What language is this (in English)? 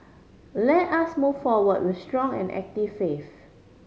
English